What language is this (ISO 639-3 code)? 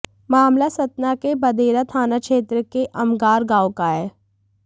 hin